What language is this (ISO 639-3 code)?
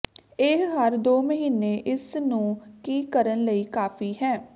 pan